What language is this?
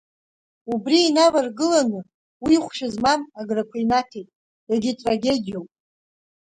Abkhazian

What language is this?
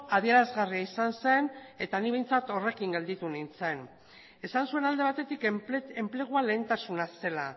Basque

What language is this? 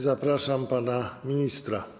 Polish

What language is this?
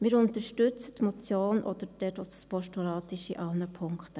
Swiss German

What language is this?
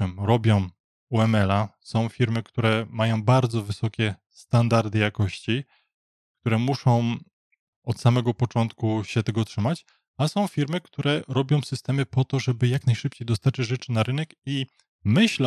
Polish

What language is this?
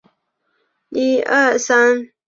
Chinese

